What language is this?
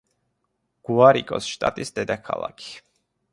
Georgian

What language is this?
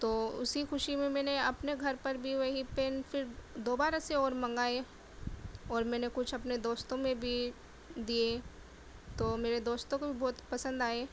Urdu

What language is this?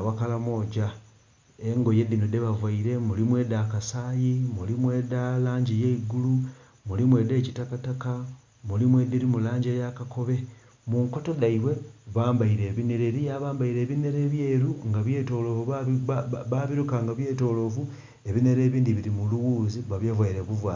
Soga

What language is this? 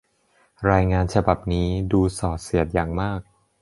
Thai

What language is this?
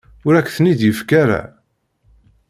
Kabyle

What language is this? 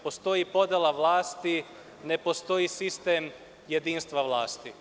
Serbian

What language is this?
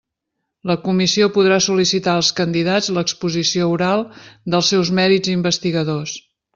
Catalan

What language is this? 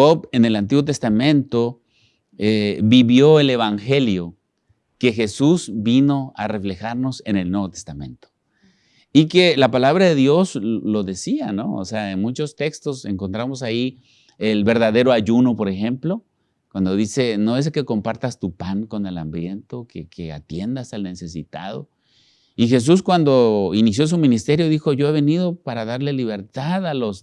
Spanish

